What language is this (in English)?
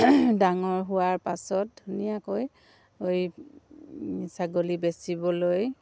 Assamese